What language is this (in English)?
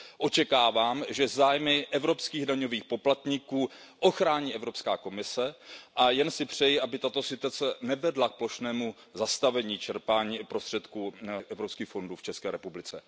Czech